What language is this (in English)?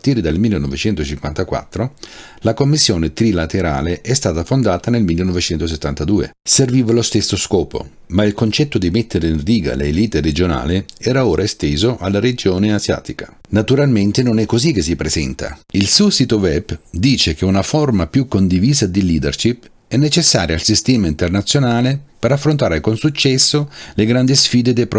Italian